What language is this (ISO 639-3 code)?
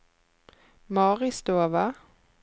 nor